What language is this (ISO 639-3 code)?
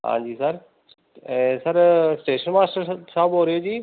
pan